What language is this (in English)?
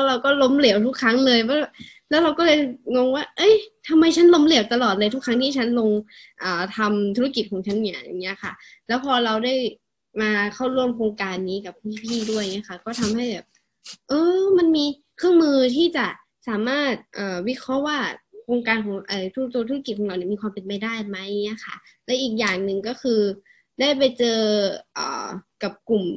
Thai